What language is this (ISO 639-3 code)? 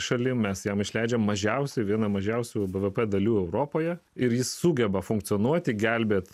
lit